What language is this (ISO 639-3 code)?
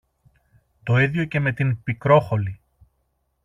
ell